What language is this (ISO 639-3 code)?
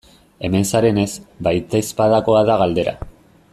eus